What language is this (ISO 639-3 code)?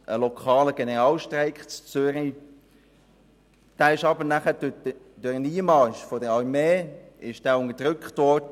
gsw